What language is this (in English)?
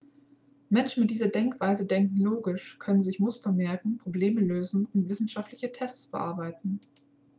German